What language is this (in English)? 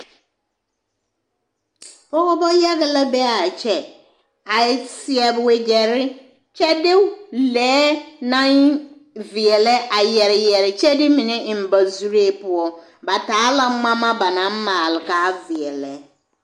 Southern Dagaare